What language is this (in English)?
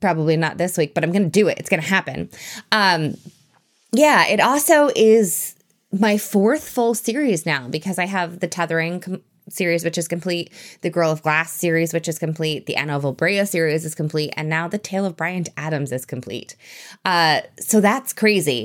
English